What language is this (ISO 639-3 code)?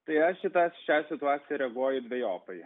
lit